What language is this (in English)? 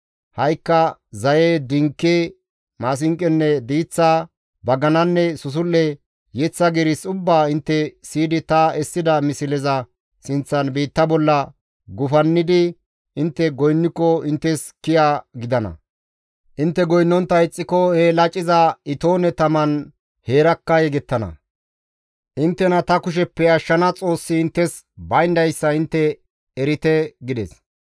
Gamo